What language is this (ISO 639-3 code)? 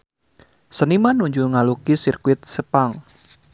sun